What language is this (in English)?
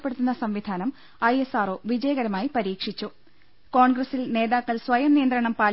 Malayalam